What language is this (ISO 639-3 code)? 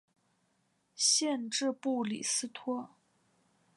zho